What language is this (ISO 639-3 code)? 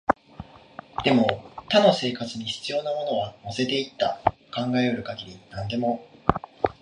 jpn